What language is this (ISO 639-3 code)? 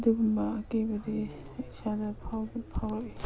mni